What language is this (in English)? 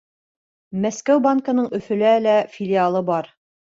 Bashkir